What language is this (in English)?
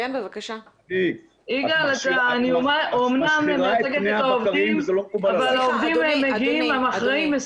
Hebrew